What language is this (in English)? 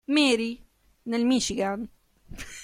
Italian